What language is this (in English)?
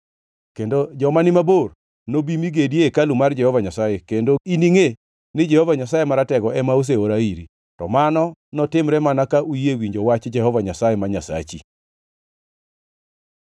Luo (Kenya and Tanzania)